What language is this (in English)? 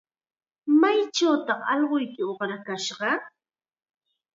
Chiquián Ancash Quechua